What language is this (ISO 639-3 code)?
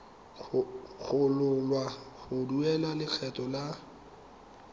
tsn